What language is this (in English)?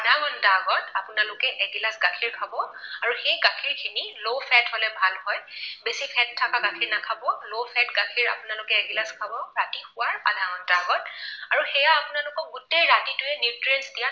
Assamese